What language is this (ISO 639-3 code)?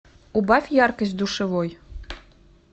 rus